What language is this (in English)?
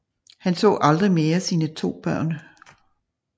Danish